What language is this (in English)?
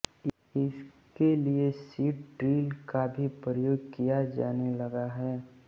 Hindi